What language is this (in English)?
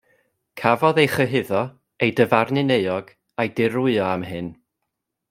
Welsh